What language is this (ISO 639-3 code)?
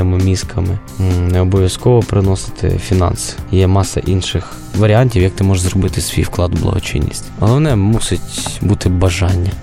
ukr